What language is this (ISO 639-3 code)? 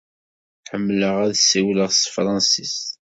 kab